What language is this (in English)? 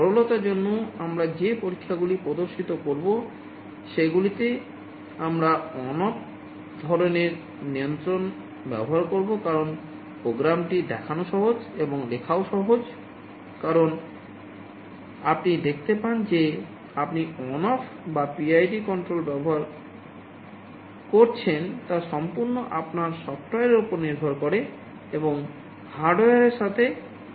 Bangla